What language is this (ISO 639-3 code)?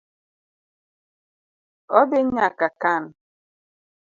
luo